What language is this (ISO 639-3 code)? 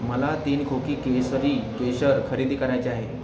mar